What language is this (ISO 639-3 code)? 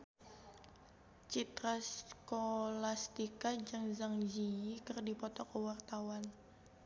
sun